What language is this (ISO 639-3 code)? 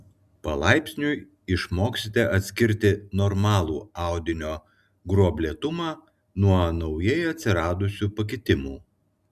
lit